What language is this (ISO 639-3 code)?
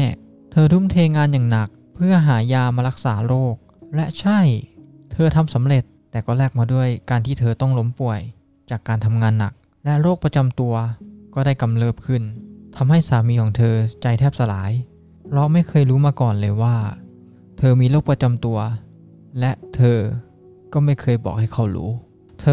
tha